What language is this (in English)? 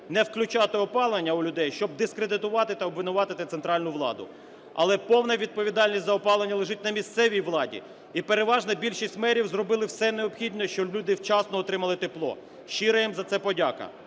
Ukrainian